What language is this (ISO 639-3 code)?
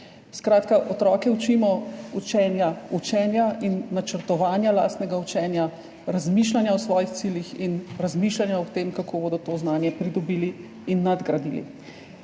slv